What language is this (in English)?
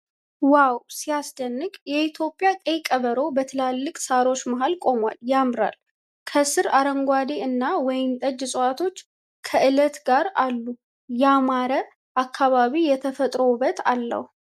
Amharic